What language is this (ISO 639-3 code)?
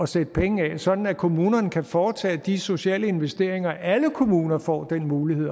dan